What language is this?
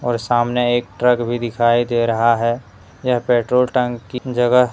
Hindi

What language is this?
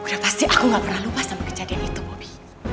Indonesian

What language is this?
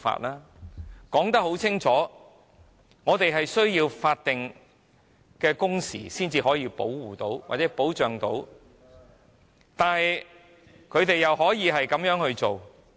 Cantonese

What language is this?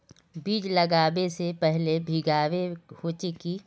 Magahi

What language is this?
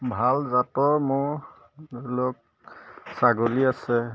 Assamese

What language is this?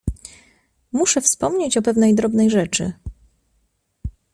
Polish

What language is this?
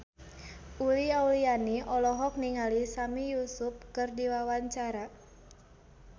Sundanese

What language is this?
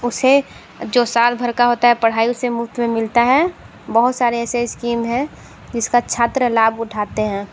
Hindi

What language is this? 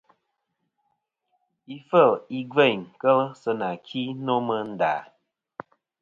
Kom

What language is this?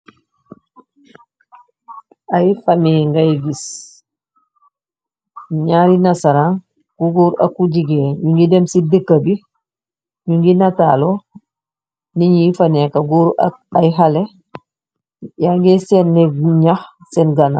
Wolof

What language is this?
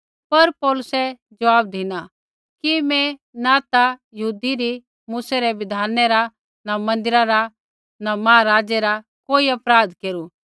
Kullu Pahari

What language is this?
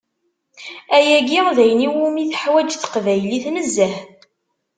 Kabyle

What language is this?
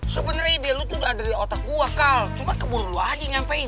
Indonesian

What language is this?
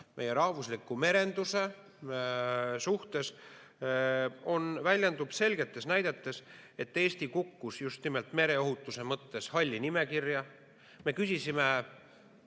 Estonian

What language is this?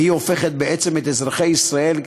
Hebrew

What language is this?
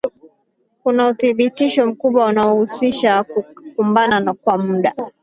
Swahili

